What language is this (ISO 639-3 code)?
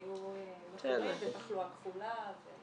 heb